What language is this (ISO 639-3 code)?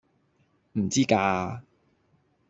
yue